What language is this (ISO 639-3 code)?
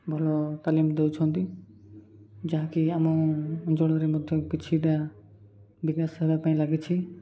ori